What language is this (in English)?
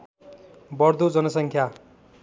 Nepali